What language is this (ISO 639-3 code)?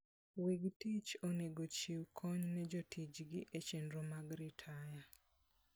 luo